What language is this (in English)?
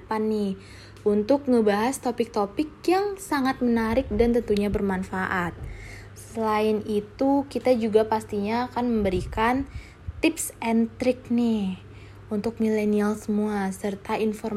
Indonesian